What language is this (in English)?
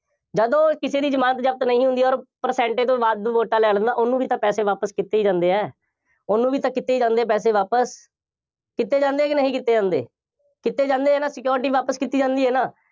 Punjabi